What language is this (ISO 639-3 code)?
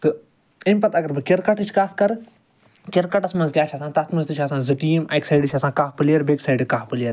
kas